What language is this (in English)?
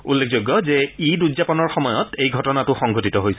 Assamese